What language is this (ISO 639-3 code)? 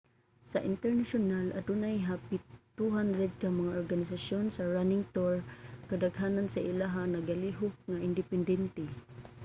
ceb